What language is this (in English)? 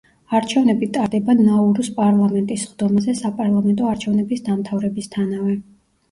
Georgian